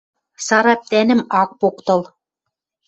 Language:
Western Mari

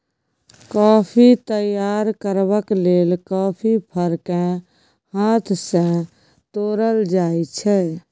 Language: Maithili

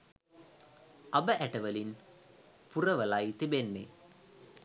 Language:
Sinhala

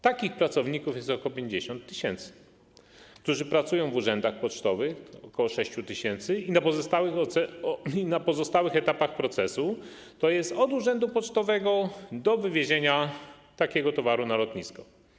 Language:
Polish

